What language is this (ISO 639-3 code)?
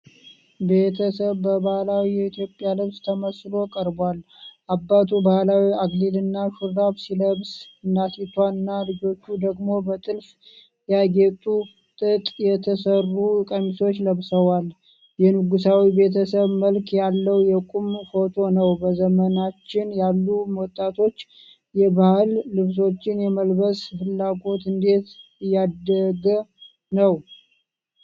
amh